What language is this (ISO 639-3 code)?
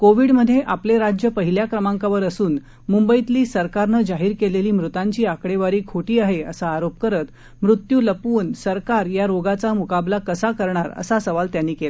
mar